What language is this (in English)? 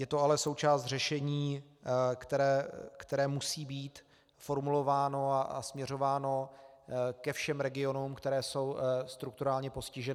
Czech